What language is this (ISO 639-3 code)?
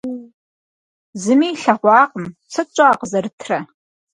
kbd